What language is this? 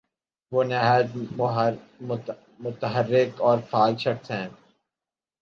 Urdu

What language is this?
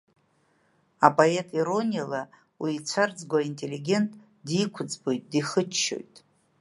Abkhazian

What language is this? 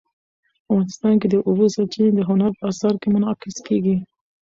Pashto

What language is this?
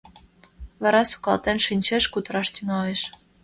Mari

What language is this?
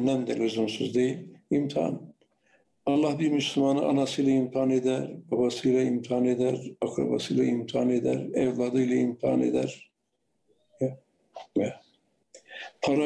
Turkish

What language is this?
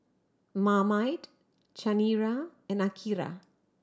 English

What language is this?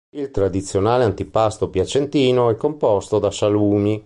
Italian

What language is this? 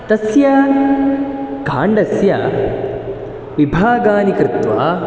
Sanskrit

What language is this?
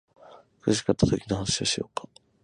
Japanese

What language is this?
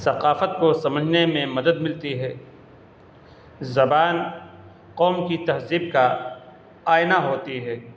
Urdu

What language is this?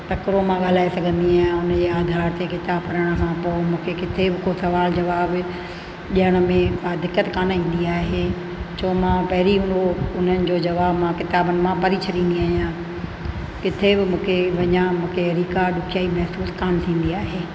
Sindhi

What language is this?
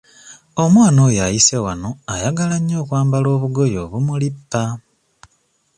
Ganda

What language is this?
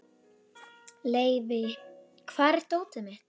Icelandic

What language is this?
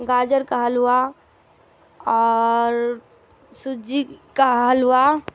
Urdu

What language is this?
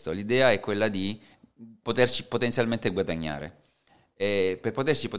Italian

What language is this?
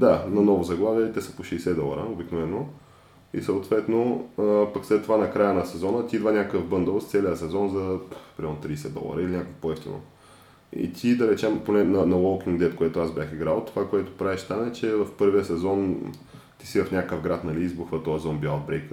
Bulgarian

